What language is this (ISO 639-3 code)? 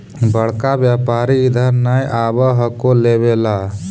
mag